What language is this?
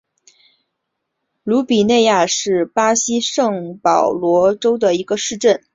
Chinese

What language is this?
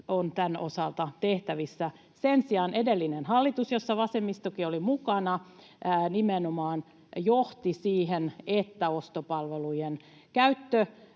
Finnish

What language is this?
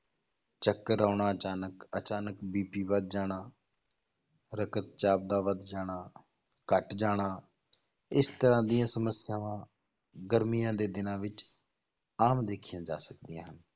Punjabi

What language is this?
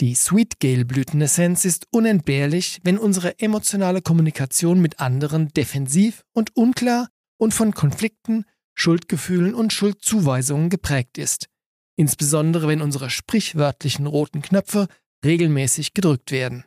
German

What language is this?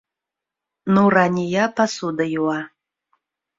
Bashkir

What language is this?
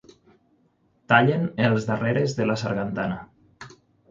Catalan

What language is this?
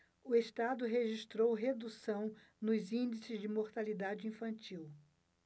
Portuguese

